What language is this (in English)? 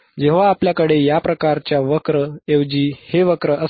Marathi